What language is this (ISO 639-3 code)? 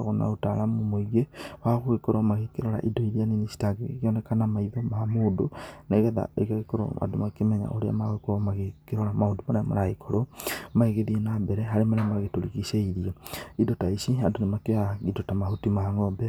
kik